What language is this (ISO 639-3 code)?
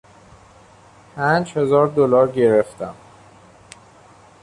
fas